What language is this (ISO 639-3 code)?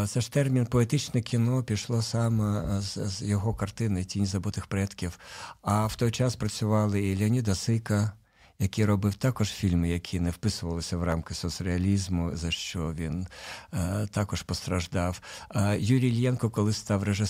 ukr